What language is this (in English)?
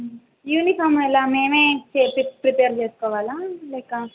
Telugu